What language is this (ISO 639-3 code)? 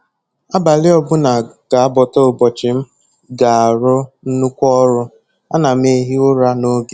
ibo